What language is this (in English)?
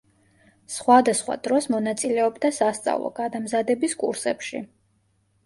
Georgian